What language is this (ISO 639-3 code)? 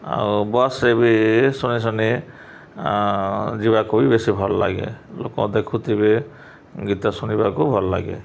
ori